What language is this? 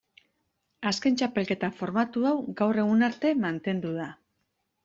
Basque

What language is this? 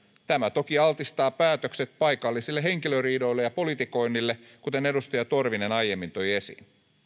Finnish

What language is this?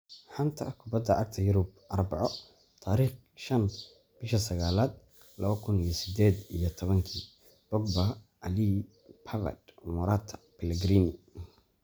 Somali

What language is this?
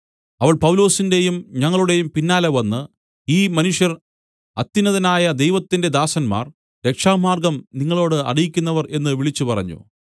Malayalam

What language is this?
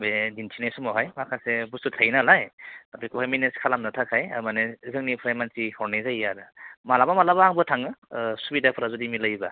Bodo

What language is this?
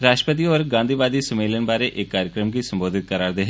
Dogri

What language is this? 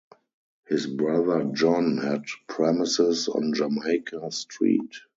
English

